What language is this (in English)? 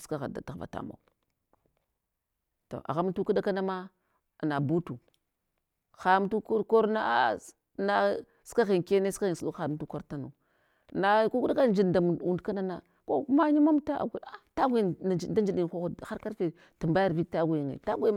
Hwana